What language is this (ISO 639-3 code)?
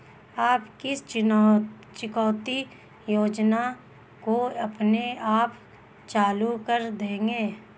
hin